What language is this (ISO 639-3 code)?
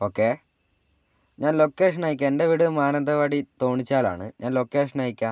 mal